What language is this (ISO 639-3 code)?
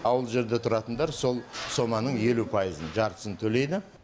kaz